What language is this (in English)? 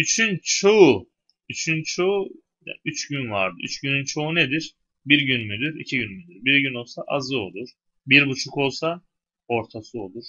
Turkish